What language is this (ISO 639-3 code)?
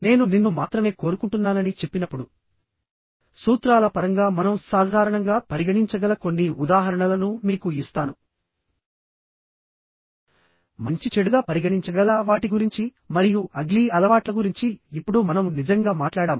tel